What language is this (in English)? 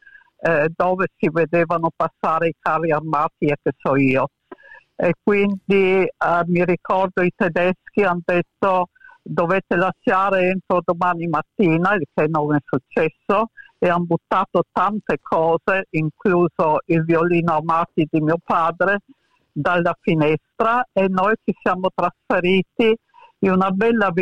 Italian